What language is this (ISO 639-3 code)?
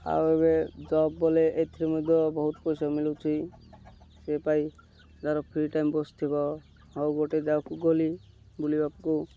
ori